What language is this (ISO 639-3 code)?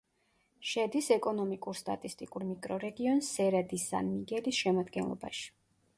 kat